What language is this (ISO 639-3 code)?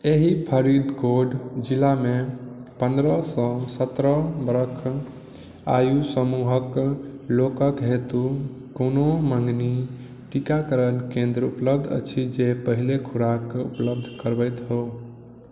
mai